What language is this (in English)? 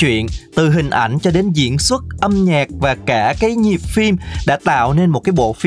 Vietnamese